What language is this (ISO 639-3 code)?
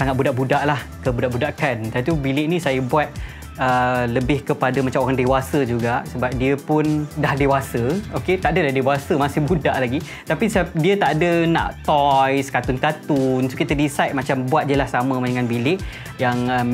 msa